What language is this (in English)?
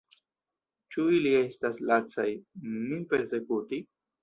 Esperanto